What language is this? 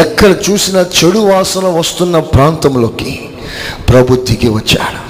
Telugu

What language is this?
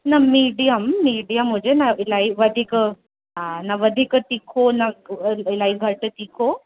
Sindhi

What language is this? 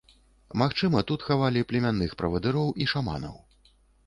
Belarusian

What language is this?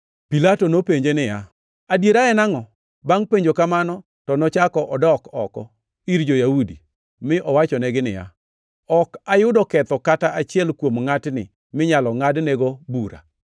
Luo (Kenya and Tanzania)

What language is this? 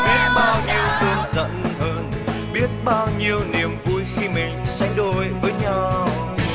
Vietnamese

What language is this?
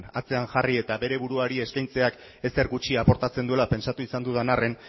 Basque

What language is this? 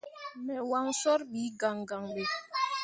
Mundang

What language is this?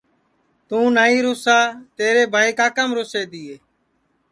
Sansi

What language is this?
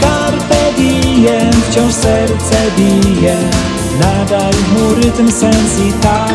Polish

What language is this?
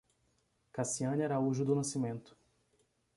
Portuguese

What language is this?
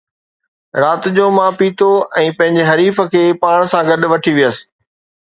Sindhi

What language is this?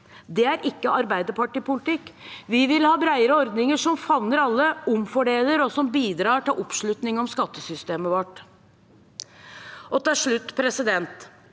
Norwegian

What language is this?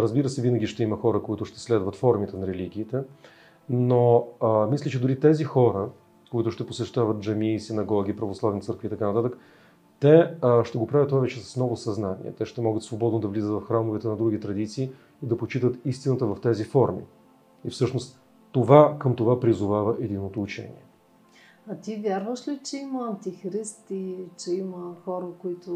Bulgarian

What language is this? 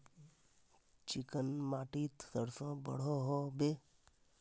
Magahi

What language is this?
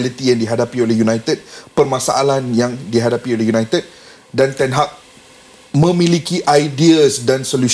Malay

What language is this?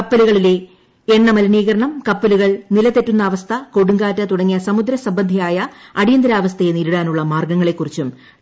Malayalam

